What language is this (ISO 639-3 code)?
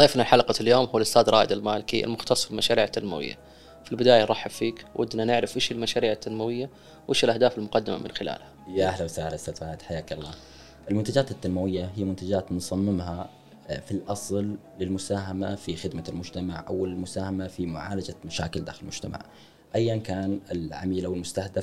ara